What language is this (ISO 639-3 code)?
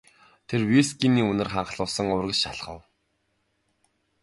mon